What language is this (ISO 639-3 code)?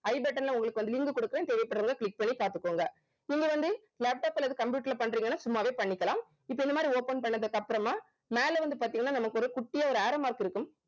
tam